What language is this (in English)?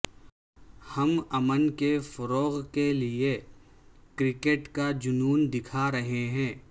Urdu